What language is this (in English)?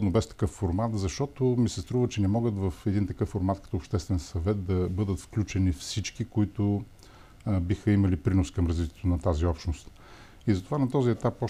Bulgarian